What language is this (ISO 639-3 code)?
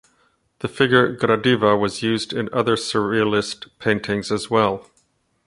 eng